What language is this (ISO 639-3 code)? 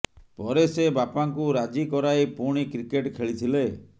ori